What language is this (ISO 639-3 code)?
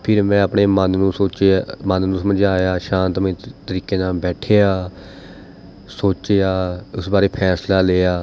pan